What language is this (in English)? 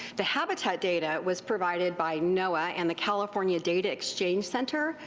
English